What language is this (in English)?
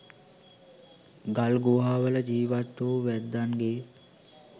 Sinhala